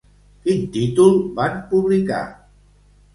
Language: Catalan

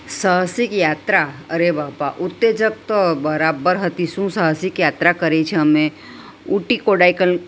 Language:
Gujarati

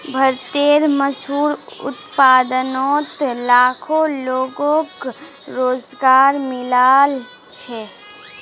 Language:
Magahi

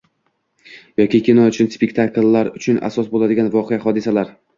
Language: Uzbek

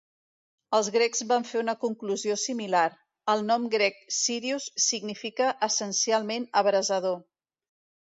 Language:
Catalan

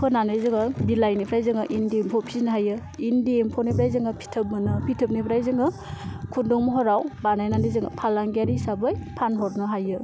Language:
Bodo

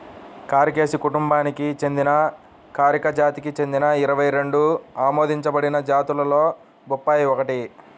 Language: Telugu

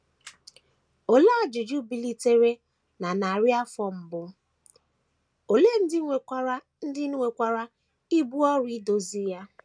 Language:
Igbo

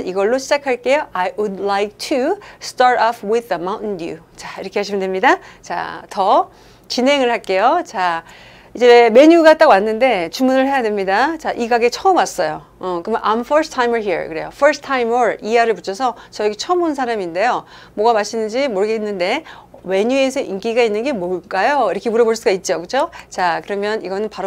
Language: Korean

